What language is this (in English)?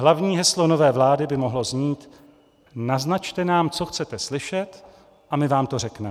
Czech